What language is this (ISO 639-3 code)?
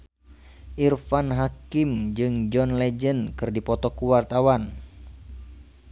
sun